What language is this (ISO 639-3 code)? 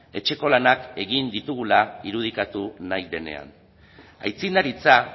eus